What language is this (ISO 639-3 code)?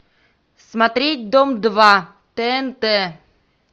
rus